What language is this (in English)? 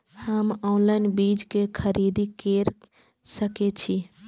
Maithili